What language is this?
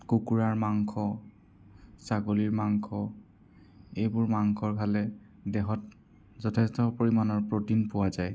Assamese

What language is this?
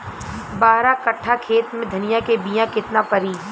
Bhojpuri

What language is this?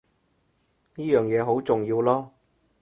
Cantonese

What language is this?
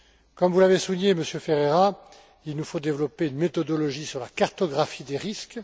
French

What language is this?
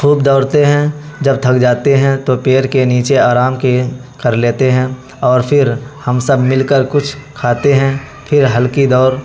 Urdu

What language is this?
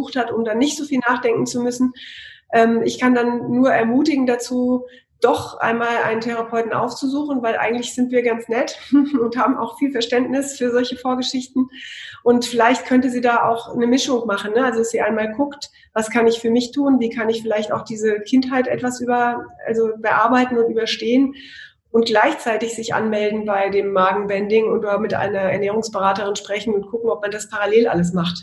German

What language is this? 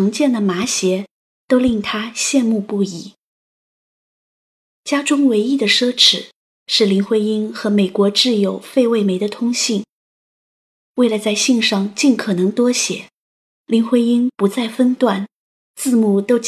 Chinese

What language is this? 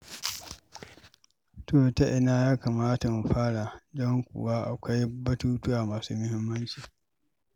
Hausa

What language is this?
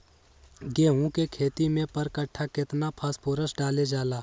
Magahi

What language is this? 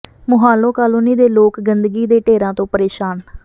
Punjabi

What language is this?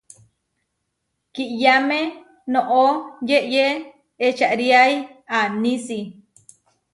Huarijio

